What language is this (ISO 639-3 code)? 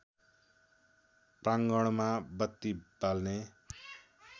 nep